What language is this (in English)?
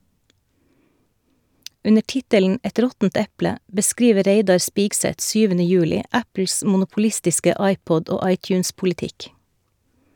Norwegian